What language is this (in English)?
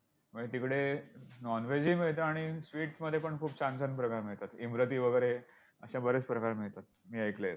Marathi